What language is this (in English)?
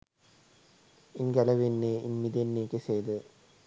Sinhala